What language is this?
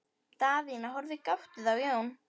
Icelandic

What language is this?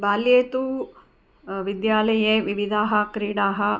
Sanskrit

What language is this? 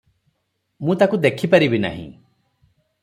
Odia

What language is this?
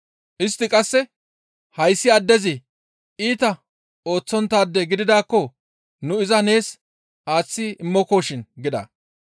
Gamo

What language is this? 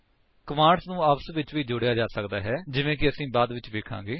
Punjabi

